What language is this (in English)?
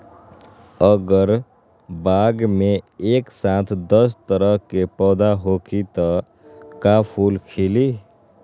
Magahi